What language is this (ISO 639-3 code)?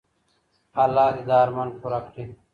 pus